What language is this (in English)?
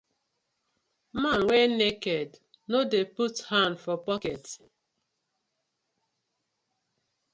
Nigerian Pidgin